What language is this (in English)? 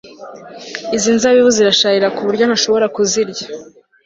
Kinyarwanda